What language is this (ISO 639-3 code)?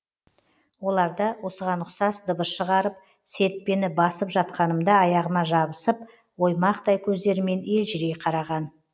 kaz